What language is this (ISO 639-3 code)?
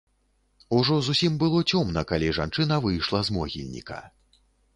bel